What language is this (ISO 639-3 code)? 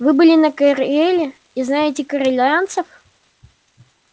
rus